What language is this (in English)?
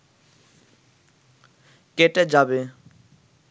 Bangla